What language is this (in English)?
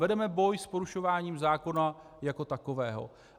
Czech